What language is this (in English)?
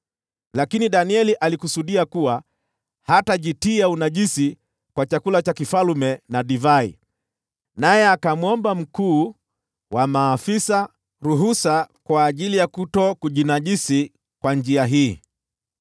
Swahili